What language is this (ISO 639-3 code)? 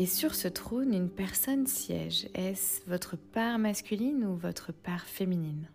fra